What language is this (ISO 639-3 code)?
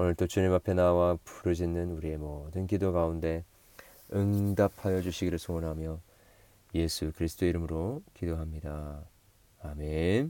kor